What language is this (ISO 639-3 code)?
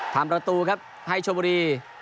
tha